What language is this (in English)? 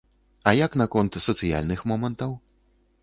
Belarusian